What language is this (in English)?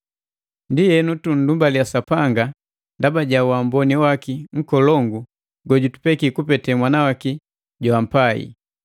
Matengo